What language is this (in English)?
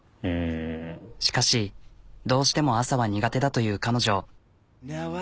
Japanese